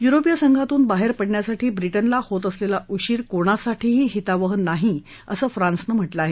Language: Marathi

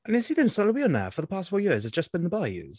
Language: Welsh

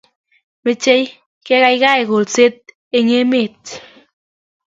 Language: Kalenjin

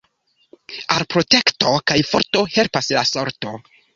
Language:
Esperanto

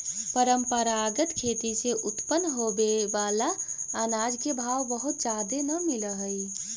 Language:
Magahi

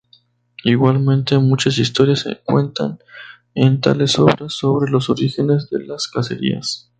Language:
Spanish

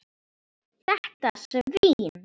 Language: Icelandic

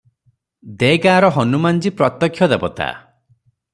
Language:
Odia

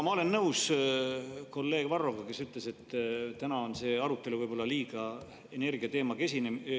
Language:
Estonian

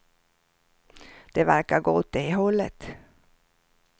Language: Swedish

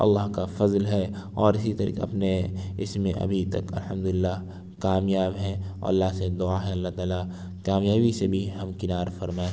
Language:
Urdu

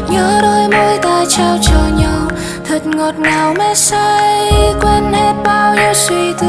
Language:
Vietnamese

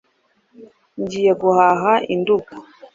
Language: Kinyarwanda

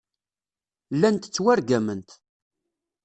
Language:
Kabyle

